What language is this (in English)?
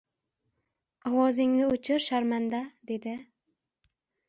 Uzbek